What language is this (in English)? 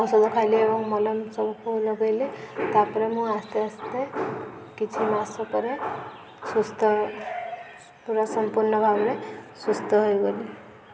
Odia